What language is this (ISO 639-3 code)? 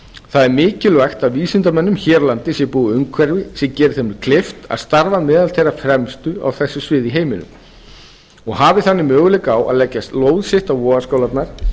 isl